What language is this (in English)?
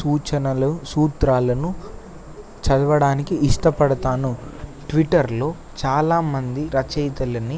Telugu